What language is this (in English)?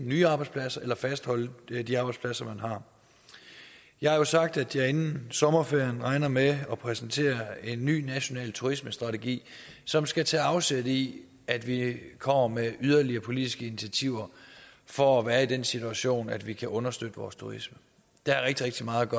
Danish